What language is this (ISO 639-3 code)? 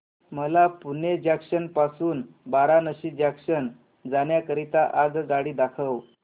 mar